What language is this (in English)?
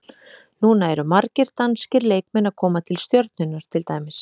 Icelandic